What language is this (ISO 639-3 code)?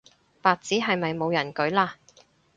yue